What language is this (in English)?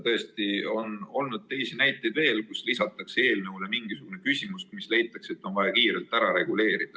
Estonian